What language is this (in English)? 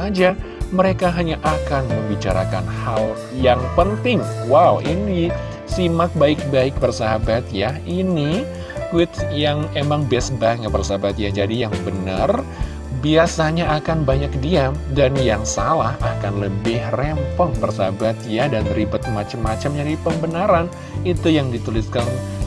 Indonesian